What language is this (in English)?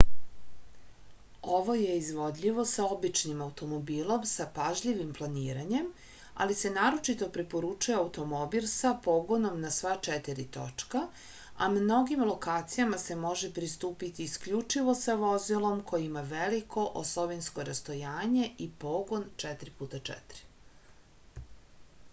Serbian